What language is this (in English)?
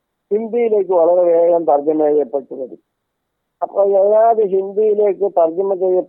Malayalam